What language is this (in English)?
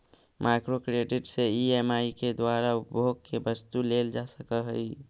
Magahi